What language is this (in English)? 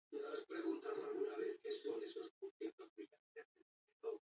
Basque